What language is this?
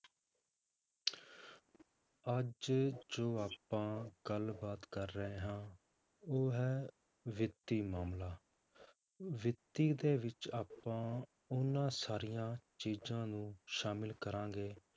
Punjabi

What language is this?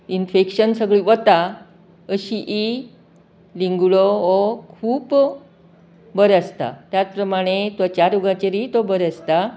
Konkani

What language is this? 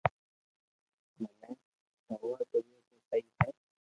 Loarki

